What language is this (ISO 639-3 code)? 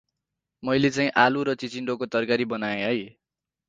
nep